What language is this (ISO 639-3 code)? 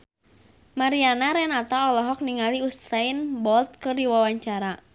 sun